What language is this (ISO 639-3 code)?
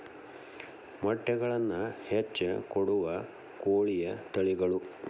kan